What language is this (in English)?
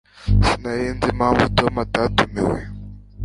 Kinyarwanda